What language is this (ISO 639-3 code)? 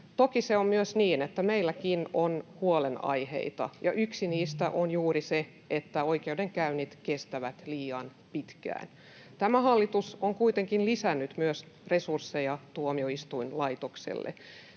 fin